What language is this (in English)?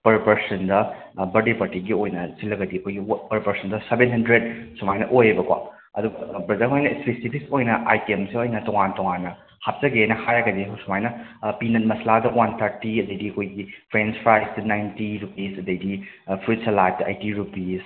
Manipuri